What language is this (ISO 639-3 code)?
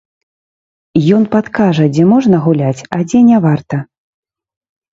bel